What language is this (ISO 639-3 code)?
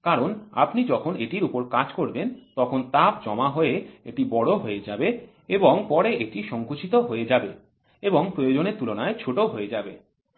ben